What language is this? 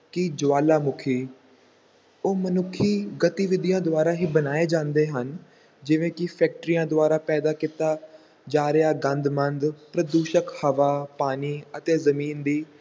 Punjabi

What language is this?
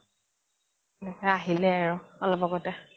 Assamese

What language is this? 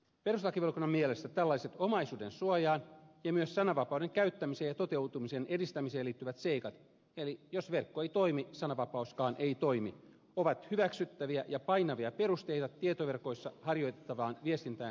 Finnish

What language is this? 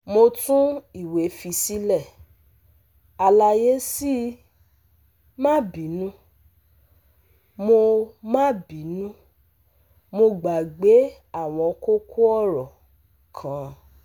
Yoruba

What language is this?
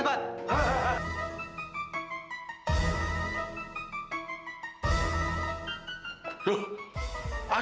Indonesian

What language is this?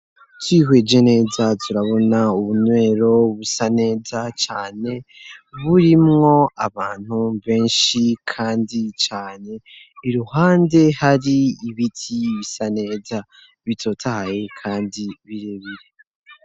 Rundi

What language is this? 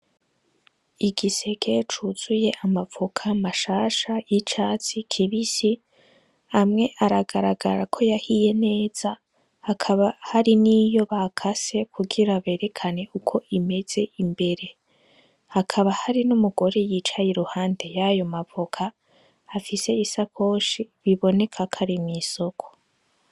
Rundi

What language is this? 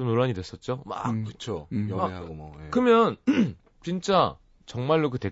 Korean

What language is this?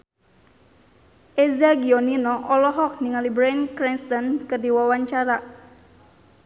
Sundanese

